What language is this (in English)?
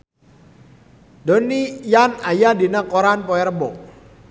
Sundanese